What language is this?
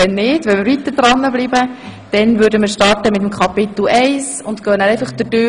Swiss German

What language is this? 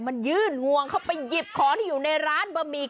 Thai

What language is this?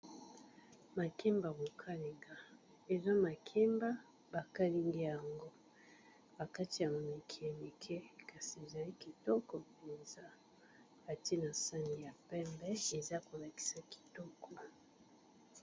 Lingala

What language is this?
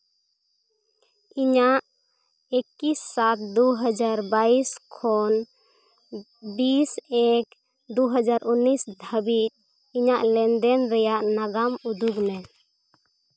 Santali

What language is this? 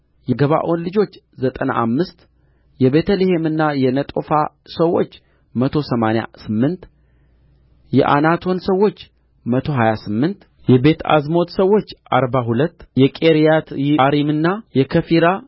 Amharic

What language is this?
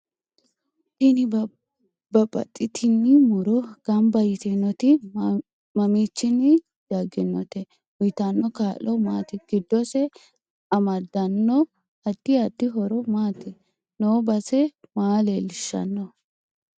Sidamo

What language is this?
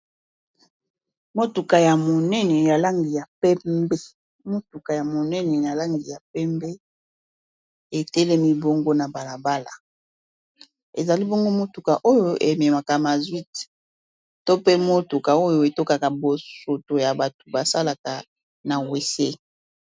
Lingala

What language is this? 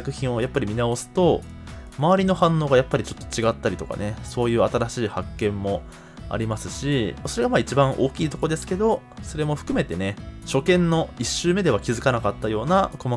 Japanese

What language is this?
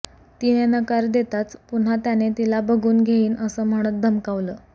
Marathi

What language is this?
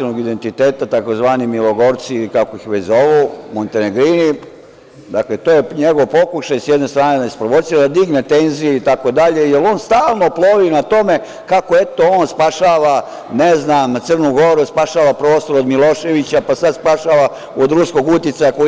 Serbian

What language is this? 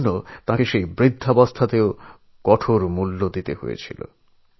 Bangla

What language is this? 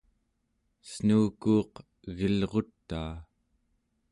Central Yupik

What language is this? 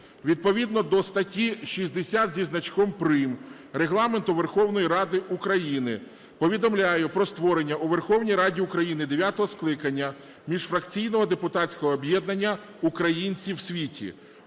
Ukrainian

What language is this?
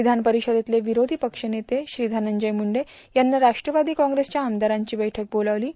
Marathi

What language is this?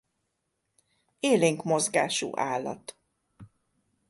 Hungarian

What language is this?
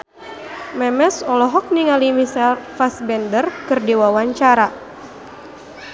Sundanese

